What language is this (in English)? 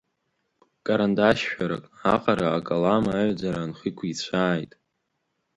Abkhazian